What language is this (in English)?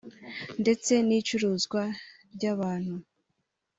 Kinyarwanda